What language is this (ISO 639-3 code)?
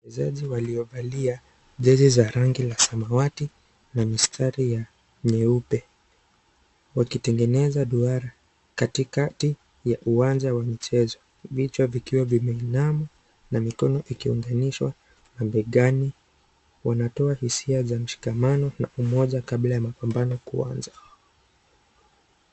swa